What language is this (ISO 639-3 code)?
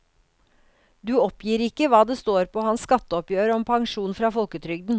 nor